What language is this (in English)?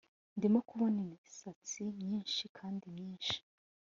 Kinyarwanda